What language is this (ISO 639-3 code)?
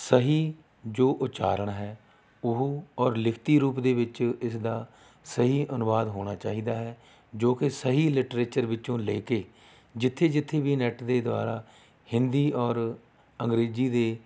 pan